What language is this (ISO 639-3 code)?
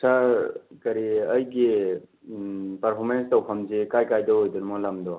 mni